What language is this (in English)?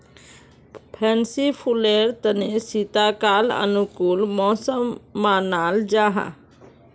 Magahi